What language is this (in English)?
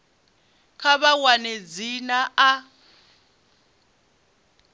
Venda